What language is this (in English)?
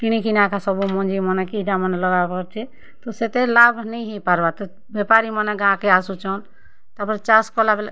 Odia